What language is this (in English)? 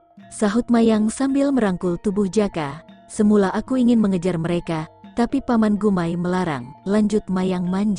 Indonesian